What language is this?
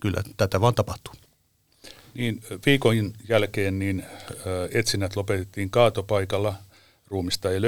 Finnish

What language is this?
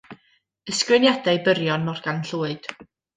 Welsh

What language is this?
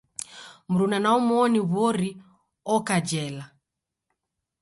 Taita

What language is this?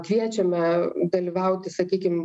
Lithuanian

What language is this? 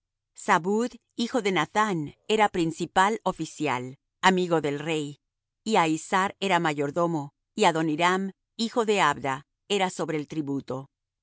Spanish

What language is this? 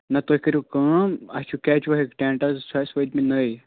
Kashmiri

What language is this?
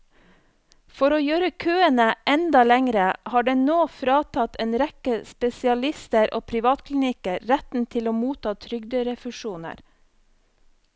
Norwegian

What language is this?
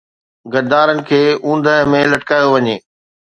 Sindhi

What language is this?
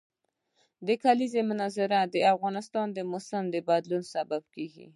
Pashto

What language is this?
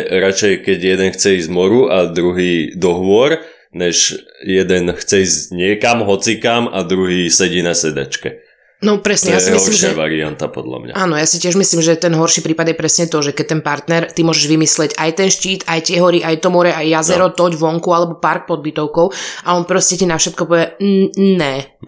Slovak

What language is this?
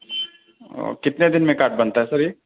Urdu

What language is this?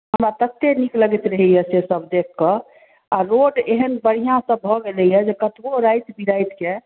Maithili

